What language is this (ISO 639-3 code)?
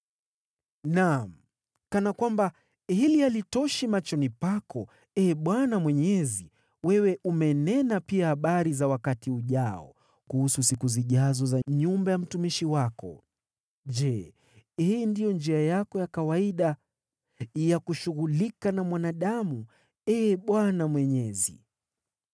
swa